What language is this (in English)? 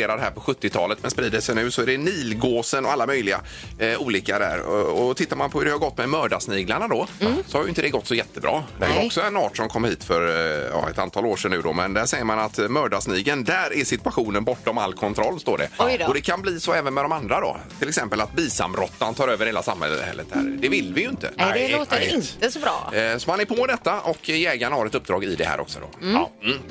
Swedish